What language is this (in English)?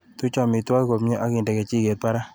Kalenjin